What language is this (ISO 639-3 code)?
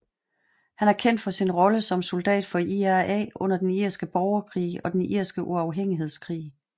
dan